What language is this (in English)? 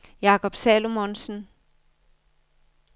Danish